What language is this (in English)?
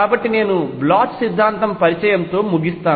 Telugu